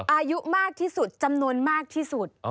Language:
Thai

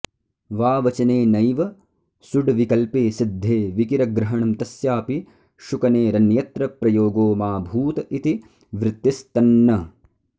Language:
Sanskrit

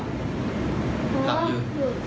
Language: Thai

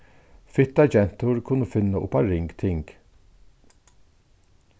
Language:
Faroese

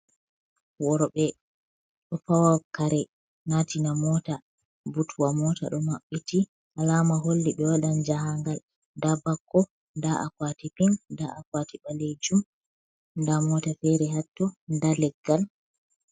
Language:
Fula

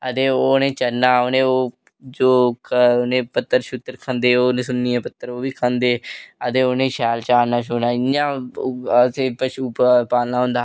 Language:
Dogri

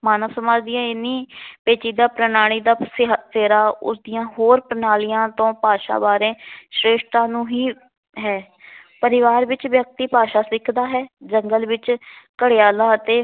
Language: Punjabi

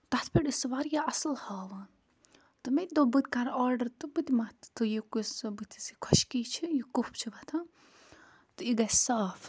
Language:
Kashmiri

